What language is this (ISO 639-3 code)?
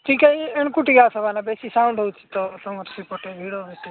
ori